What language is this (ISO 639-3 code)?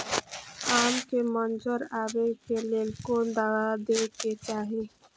mai